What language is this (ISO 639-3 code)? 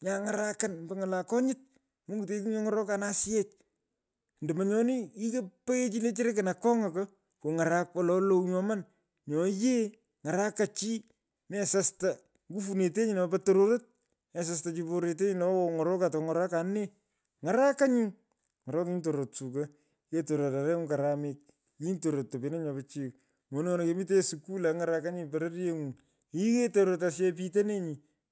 pko